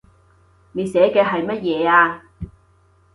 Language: Cantonese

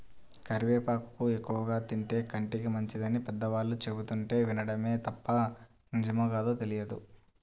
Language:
Telugu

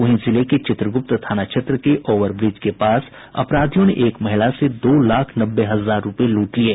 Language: Hindi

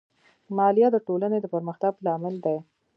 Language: Pashto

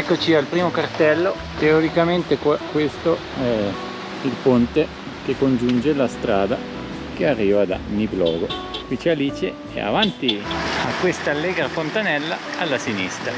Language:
Italian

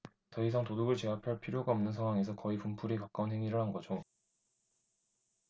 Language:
Korean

